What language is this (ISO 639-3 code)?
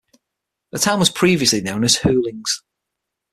eng